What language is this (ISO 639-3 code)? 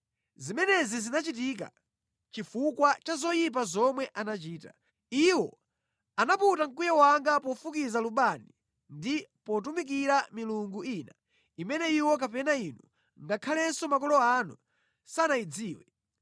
nya